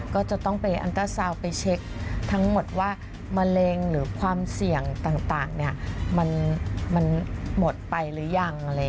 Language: Thai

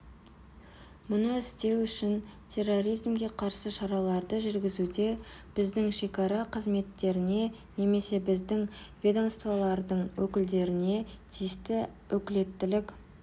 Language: Kazakh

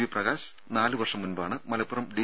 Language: Malayalam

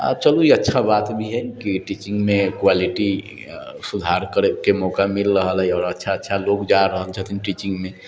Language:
Maithili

